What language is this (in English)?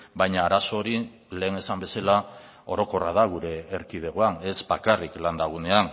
Basque